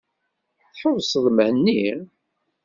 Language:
Kabyle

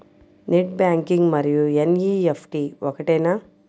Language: Telugu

